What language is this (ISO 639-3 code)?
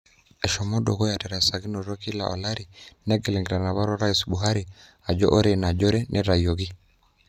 mas